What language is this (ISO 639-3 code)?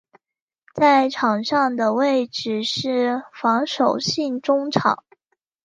zho